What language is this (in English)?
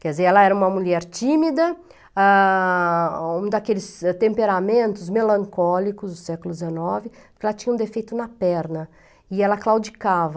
Portuguese